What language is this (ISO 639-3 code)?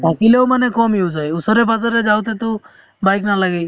asm